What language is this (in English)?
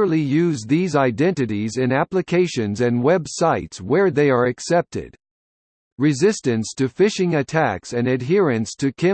English